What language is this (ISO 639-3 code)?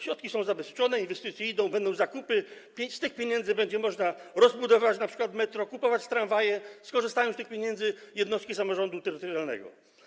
pol